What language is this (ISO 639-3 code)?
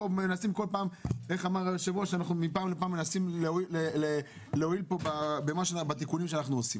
heb